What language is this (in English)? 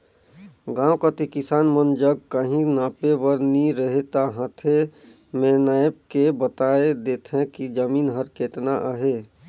Chhattisgarhi